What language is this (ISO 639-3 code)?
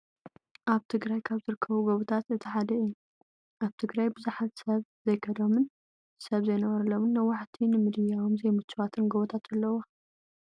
tir